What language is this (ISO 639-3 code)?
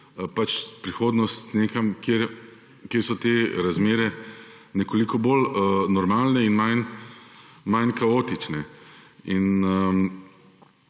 slv